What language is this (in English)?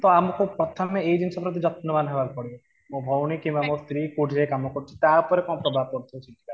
Odia